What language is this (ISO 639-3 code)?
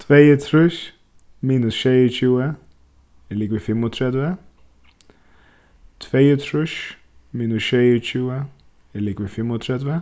fao